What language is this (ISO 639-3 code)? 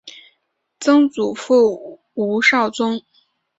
zho